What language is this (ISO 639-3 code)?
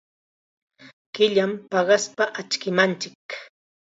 qxa